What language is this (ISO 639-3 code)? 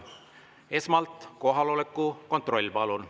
est